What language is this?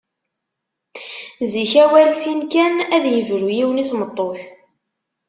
Kabyle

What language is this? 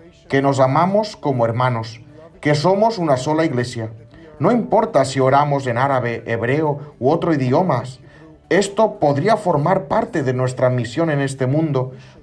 Spanish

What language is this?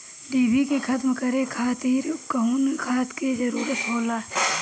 Bhojpuri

